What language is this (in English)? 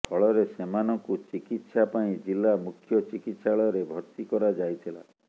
Odia